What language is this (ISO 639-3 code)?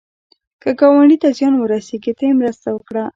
pus